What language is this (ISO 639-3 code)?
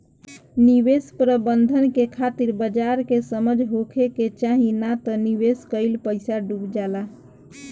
bho